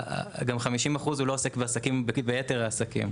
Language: Hebrew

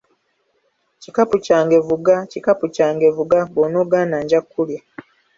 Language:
Ganda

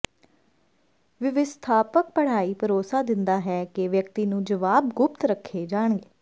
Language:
Punjabi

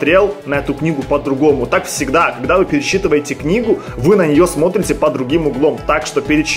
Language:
Russian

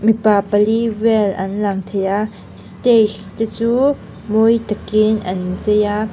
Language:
Mizo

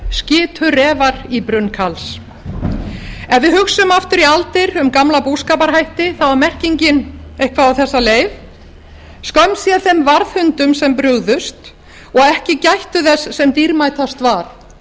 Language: Icelandic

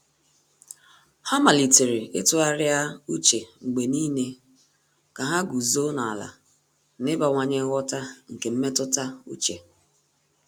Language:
Igbo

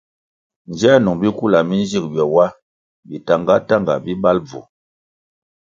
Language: Kwasio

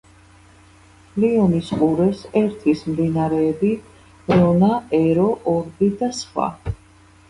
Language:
Georgian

